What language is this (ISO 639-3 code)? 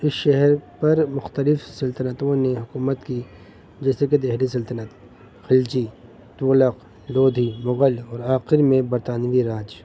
urd